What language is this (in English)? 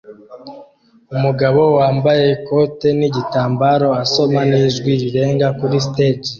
Kinyarwanda